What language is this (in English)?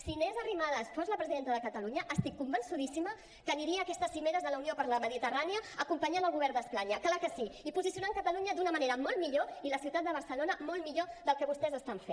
Catalan